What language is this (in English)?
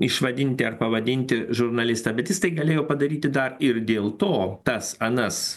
Lithuanian